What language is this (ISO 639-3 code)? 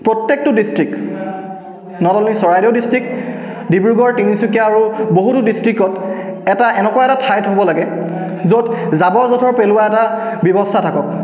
asm